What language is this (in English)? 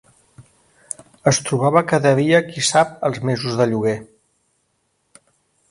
Catalan